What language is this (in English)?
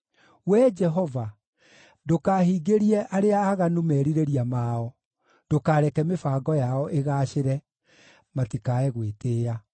Kikuyu